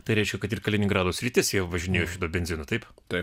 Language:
Lithuanian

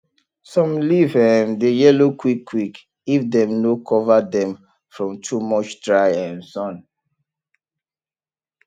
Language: Nigerian Pidgin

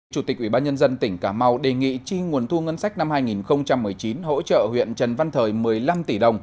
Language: Vietnamese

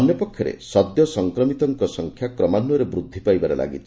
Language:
Odia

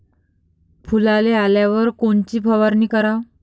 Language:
Marathi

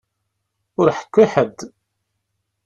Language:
Kabyle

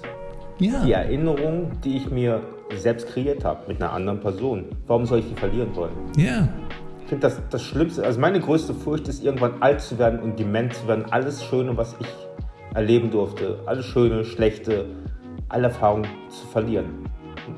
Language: German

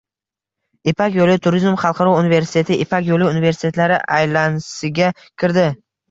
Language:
Uzbek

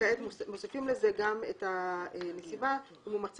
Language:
Hebrew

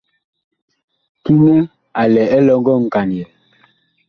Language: Bakoko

